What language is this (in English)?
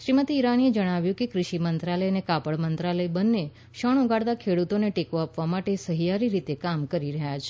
Gujarati